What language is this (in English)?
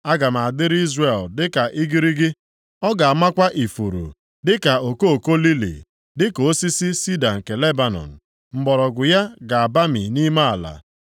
Igbo